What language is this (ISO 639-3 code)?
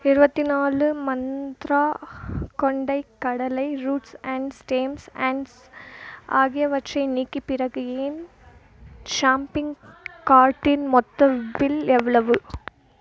tam